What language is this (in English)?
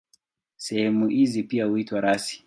Swahili